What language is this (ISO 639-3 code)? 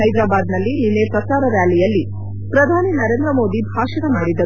kan